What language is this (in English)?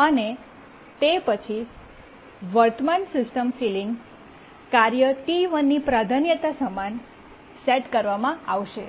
Gujarati